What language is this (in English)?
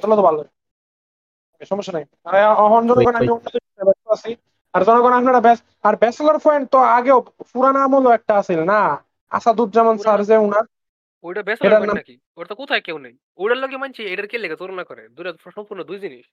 Bangla